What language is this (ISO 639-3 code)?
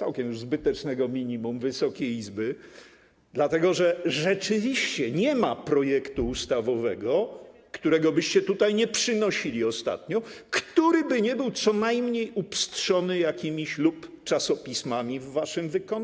pol